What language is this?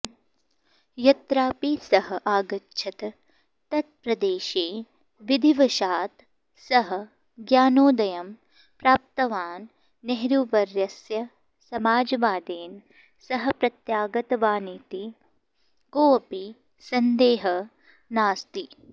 Sanskrit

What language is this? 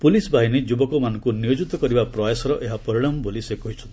Odia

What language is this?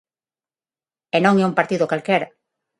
Galician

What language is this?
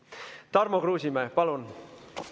Estonian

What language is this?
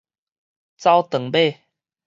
Min Nan Chinese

